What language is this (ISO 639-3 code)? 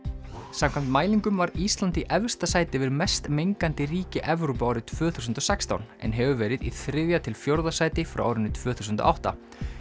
isl